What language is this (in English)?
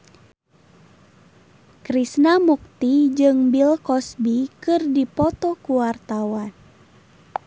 Sundanese